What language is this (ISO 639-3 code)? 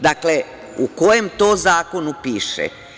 srp